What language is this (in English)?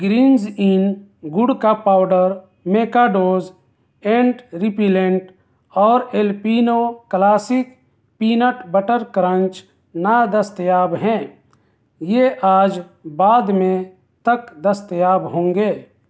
Urdu